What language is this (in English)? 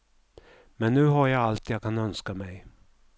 Swedish